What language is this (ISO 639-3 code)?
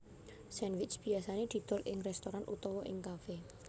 jav